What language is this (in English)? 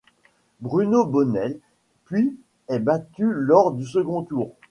French